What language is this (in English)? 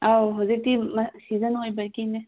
Manipuri